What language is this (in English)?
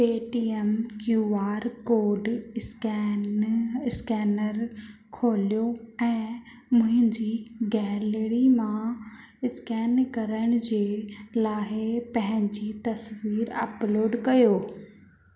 Sindhi